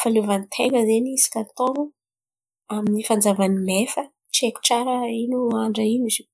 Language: Antankarana Malagasy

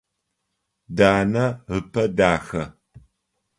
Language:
Adyghe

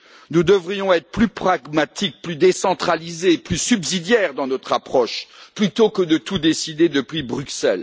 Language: French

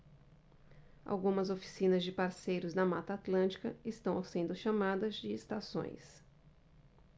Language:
Portuguese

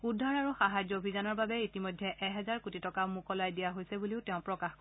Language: Assamese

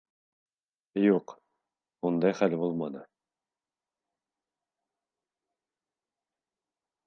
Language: Bashkir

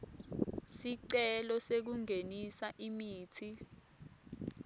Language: Swati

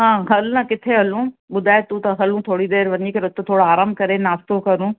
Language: Sindhi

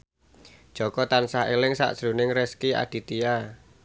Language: Javanese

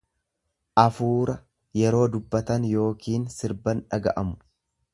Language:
Oromo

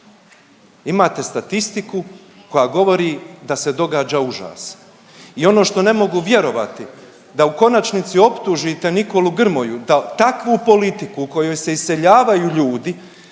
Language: Croatian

